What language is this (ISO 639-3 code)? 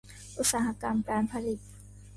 tha